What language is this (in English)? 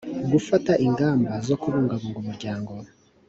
Kinyarwanda